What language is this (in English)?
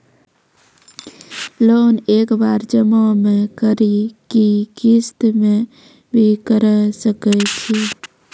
Maithili